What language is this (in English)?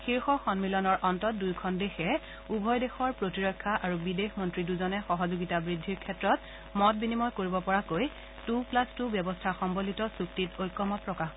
Assamese